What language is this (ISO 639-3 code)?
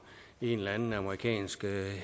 dan